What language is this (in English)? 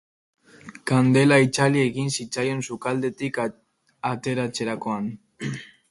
Basque